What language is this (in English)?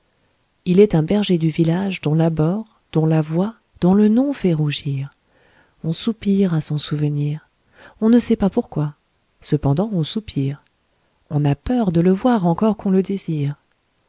French